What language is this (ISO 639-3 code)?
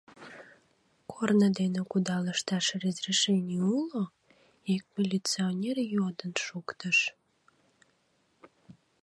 chm